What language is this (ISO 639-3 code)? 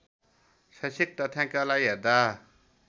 nep